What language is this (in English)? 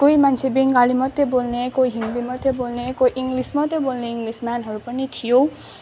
Nepali